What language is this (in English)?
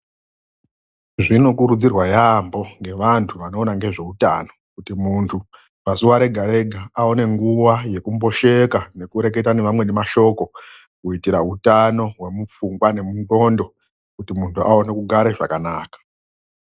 Ndau